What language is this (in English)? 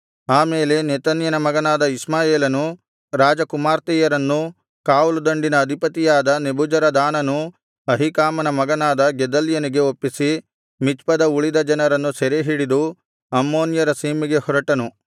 Kannada